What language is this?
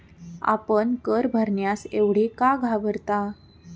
Marathi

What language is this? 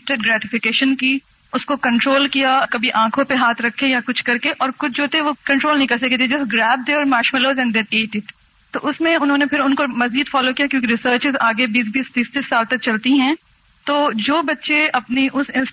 Urdu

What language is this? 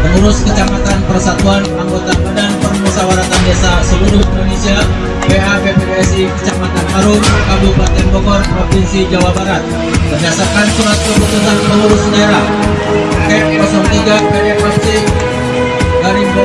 Indonesian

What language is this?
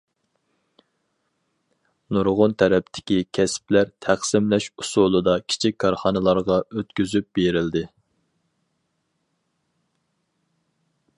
Uyghur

